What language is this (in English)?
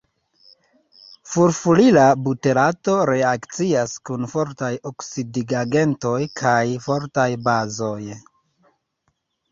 Esperanto